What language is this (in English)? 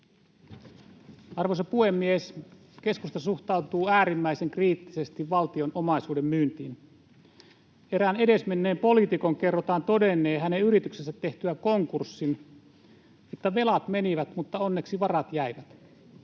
Finnish